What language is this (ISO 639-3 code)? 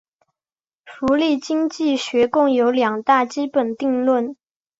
zho